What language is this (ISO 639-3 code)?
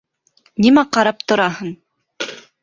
bak